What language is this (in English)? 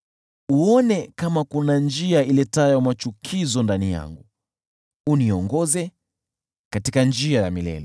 Swahili